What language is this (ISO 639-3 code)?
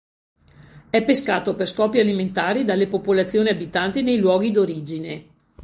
ita